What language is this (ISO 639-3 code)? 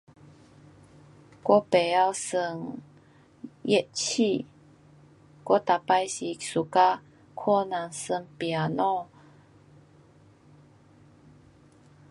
cpx